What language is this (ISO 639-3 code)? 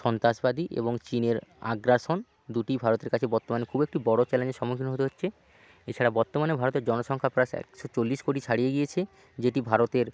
ben